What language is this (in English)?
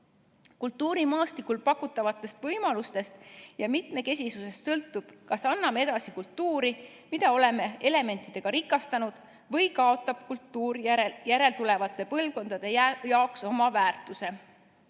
Estonian